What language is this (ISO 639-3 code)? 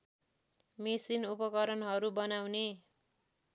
nep